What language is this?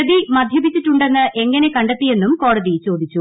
Malayalam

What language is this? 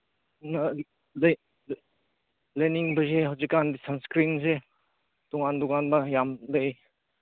Manipuri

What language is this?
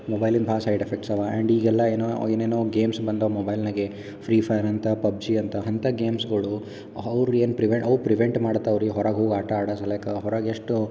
Kannada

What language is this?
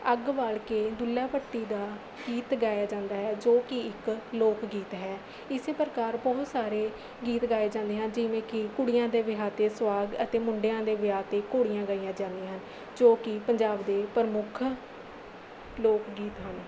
Punjabi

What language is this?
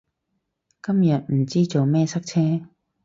Cantonese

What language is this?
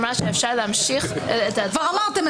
Hebrew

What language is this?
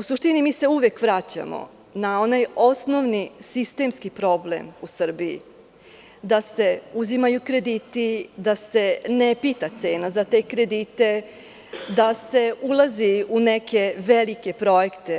Serbian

